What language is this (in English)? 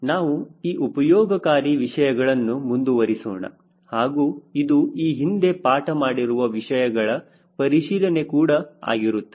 Kannada